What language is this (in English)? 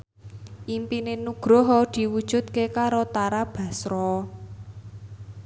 Javanese